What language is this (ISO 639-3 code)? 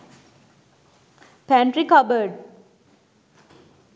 sin